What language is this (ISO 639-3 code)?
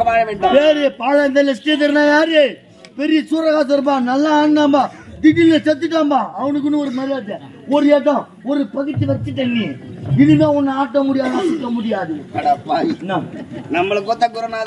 ara